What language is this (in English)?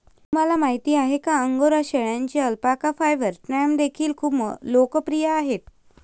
Marathi